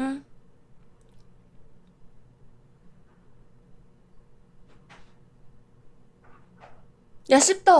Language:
Korean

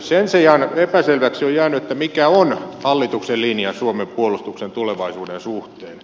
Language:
Finnish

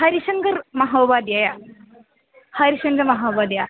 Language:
Sanskrit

